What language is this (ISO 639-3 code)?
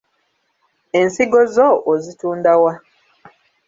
lug